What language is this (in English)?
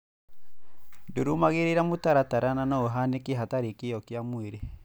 Kikuyu